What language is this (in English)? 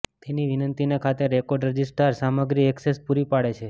Gujarati